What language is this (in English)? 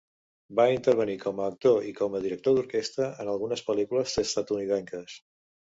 Catalan